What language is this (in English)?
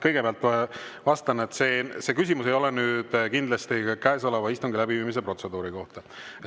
Estonian